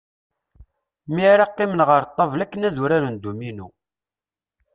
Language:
Kabyle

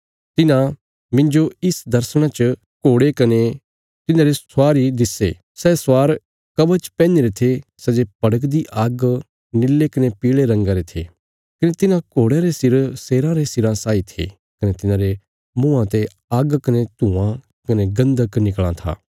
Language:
Bilaspuri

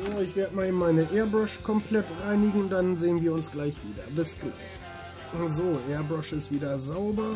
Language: German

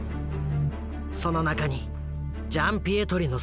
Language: Japanese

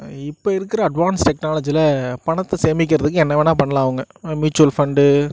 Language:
Tamil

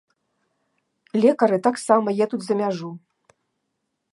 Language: Belarusian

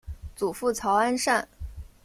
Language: Chinese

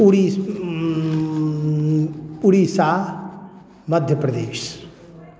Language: Maithili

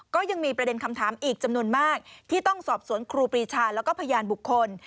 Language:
Thai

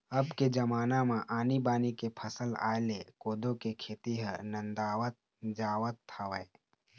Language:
Chhattisgarhi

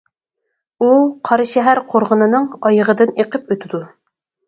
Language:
Uyghur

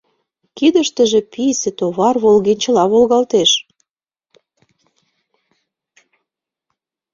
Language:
Mari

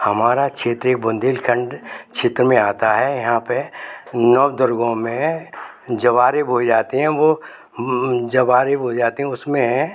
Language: Hindi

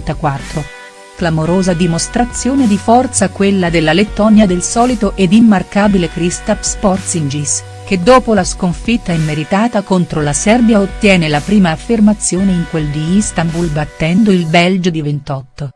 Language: Italian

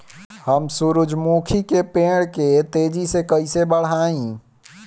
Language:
Bhojpuri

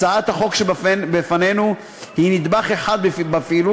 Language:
Hebrew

